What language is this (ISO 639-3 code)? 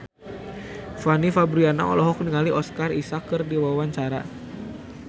sun